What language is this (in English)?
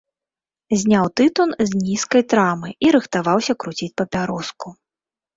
Belarusian